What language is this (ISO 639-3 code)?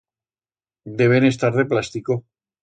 arg